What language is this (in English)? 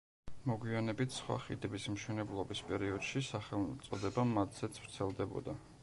Georgian